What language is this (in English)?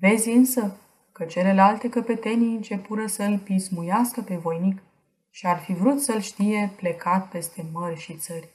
Romanian